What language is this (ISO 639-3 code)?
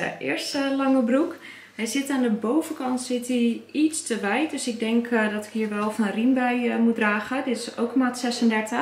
nld